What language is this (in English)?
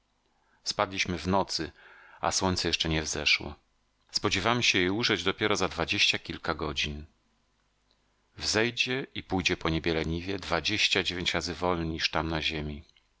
Polish